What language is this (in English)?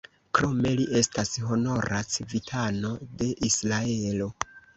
Esperanto